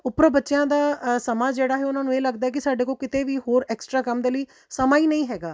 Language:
Punjabi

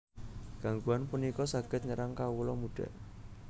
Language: Javanese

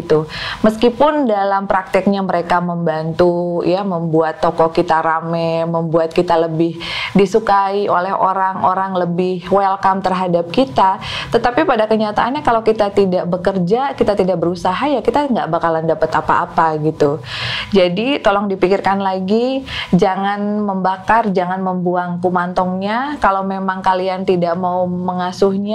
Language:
Indonesian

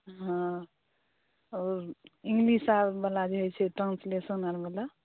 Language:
Maithili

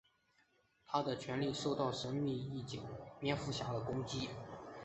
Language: Chinese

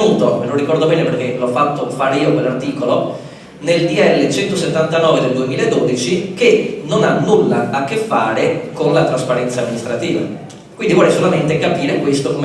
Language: Italian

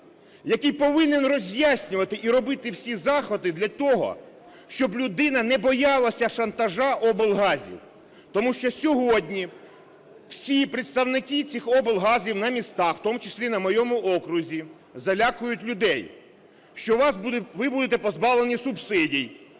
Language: Ukrainian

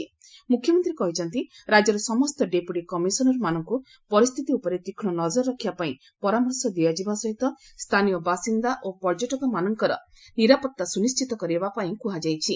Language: Odia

